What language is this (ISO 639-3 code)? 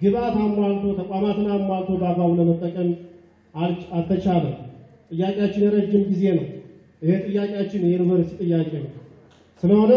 tur